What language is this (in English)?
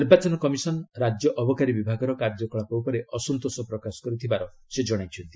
Odia